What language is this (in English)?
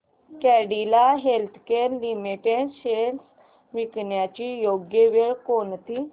Marathi